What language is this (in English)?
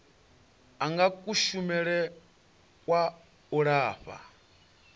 Venda